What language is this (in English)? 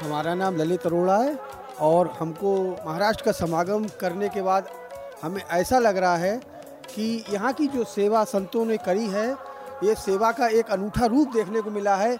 Hindi